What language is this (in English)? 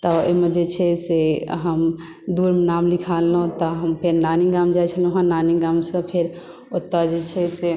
Maithili